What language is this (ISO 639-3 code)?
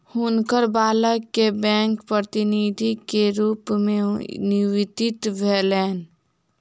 mai